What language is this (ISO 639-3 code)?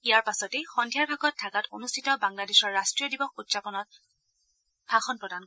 asm